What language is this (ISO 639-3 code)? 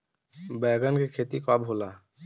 bho